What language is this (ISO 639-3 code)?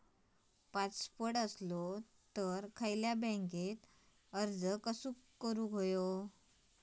mar